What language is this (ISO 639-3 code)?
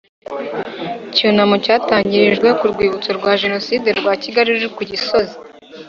kin